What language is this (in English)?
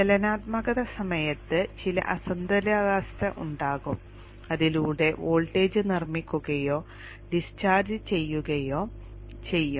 Malayalam